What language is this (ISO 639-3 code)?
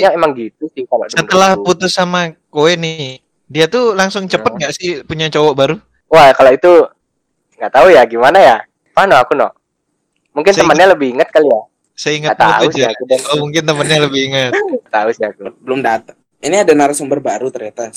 ind